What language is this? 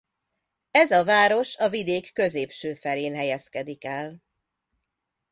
Hungarian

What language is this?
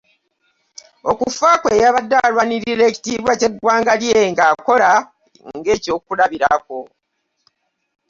Ganda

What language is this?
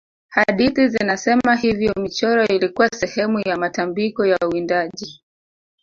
Swahili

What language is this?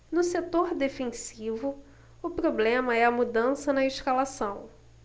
Portuguese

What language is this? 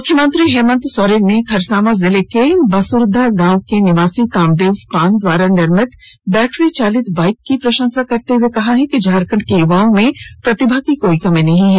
Hindi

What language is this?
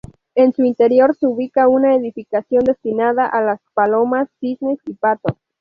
Spanish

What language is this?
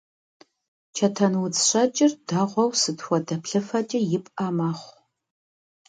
Kabardian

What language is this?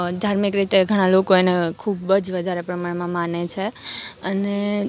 Gujarati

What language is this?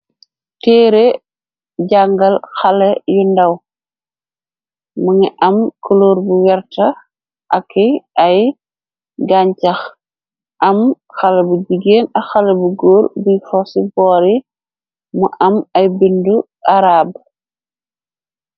Wolof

